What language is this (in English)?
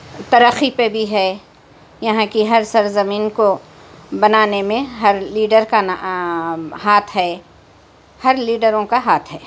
Urdu